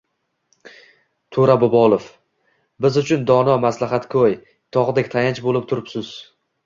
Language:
Uzbek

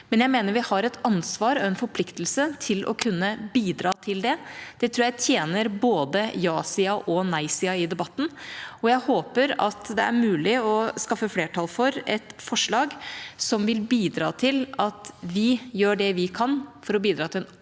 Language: Norwegian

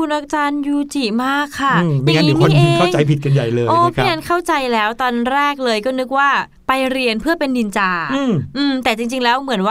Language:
Thai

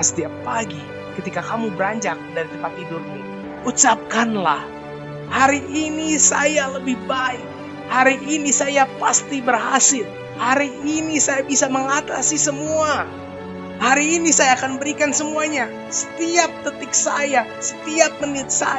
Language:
Indonesian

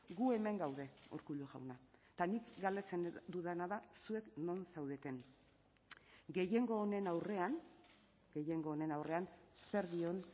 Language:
Basque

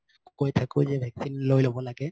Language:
Assamese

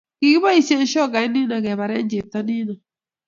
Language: Kalenjin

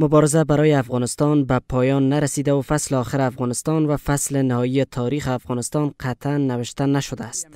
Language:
Persian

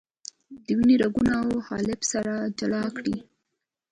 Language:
Pashto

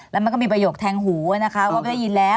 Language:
Thai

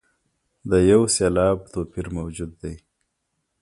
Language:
Pashto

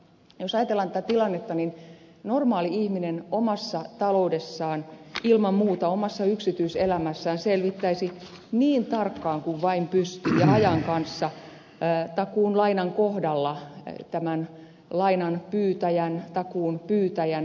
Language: Finnish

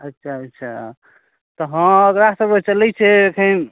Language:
Maithili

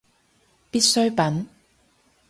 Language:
Cantonese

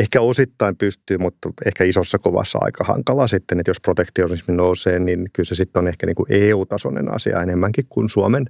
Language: Finnish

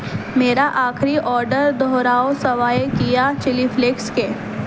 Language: Urdu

